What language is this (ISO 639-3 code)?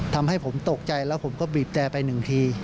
tha